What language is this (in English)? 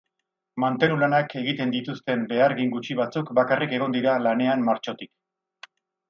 Basque